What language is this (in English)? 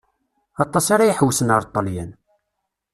Kabyle